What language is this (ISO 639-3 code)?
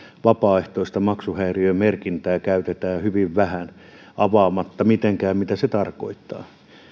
fin